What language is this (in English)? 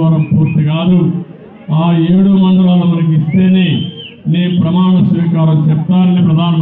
Arabic